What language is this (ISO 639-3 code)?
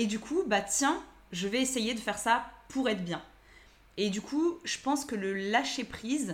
fra